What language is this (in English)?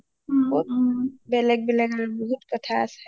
Assamese